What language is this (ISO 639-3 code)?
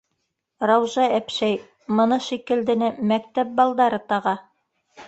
bak